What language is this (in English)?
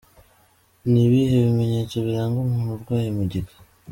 Kinyarwanda